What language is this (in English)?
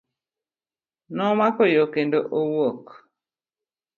Luo (Kenya and Tanzania)